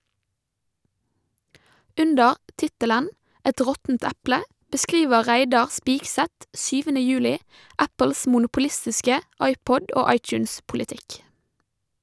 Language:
Norwegian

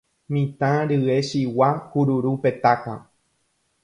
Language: Guarani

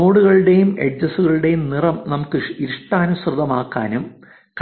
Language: Malayalam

